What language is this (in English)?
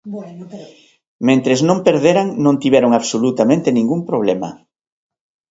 Galician